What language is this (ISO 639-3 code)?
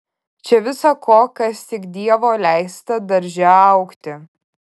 lit